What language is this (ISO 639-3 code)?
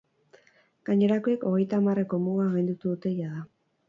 eus